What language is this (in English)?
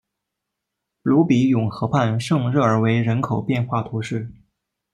Chinese